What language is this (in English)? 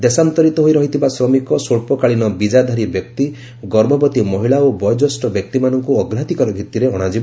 Odia